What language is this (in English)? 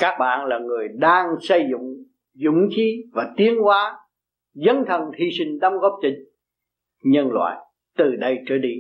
Vietnamese